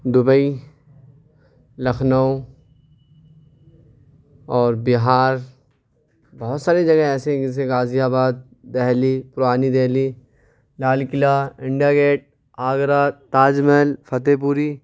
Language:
Urdu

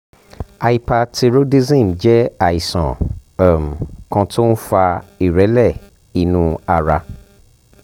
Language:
Yoruba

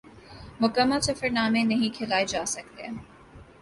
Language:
Urdu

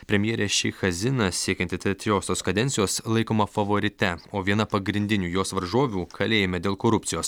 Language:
Lithuanian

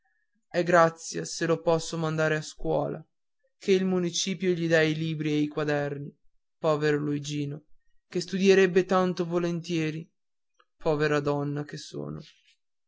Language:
Italian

